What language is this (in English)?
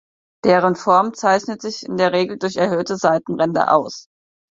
German